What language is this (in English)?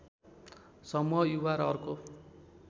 Nepali